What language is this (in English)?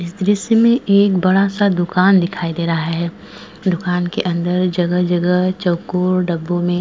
Hindi